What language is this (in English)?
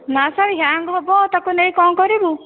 Odia